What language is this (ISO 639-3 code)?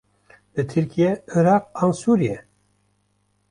kur